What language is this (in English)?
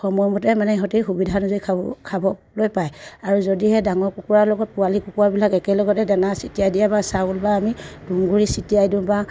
Assamese